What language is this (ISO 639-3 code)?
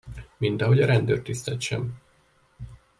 hun